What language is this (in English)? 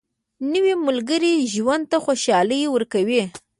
Pashto